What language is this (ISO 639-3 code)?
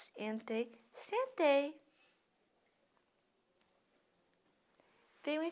por